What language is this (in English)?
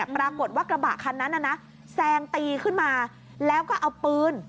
Thai